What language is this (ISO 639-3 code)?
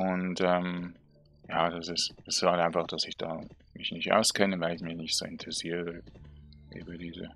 deu